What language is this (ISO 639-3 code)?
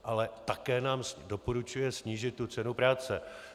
ces